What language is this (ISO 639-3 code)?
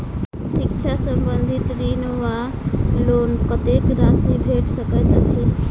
mai